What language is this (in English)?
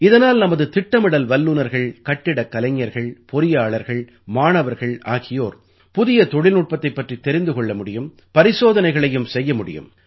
Tamil